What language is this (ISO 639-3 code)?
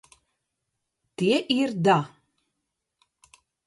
lav